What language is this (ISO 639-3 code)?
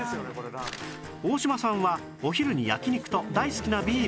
jpn